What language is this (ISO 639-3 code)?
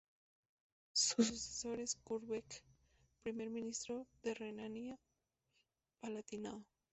spa